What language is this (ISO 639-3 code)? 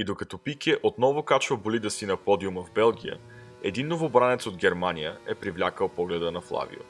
bul